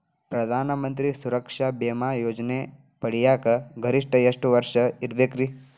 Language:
Kannada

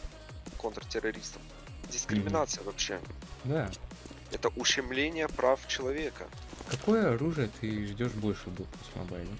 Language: Russian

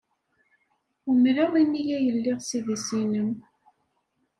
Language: Kabyle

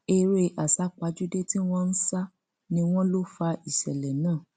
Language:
Yoruba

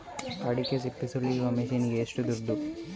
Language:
Kannada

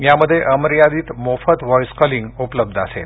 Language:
Marathi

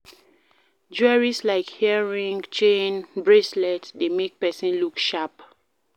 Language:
Nigerian Pidgin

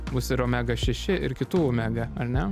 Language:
Lithuanian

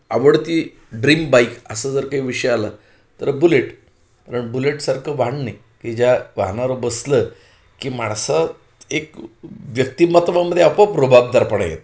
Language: Marathi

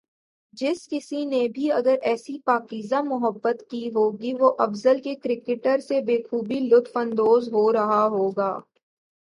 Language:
Urdu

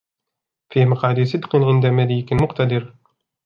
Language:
Arabic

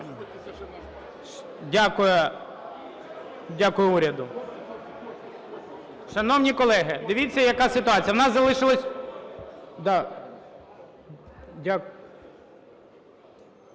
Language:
Ukrainian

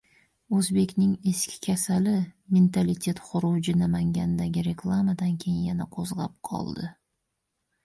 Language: Uzbek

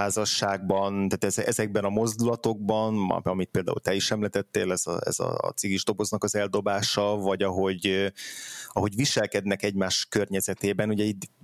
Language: Hungarian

